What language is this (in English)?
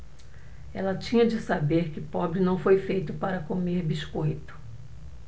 Portuguese